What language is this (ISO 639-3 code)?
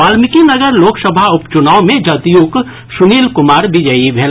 mai